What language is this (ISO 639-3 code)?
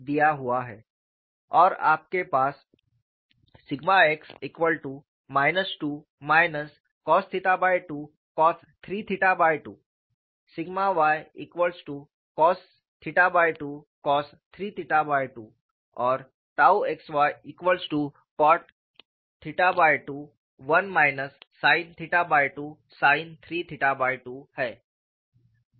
hin